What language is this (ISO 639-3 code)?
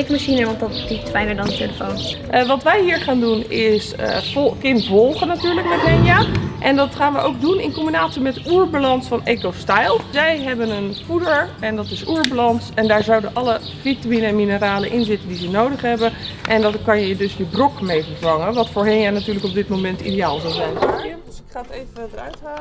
nld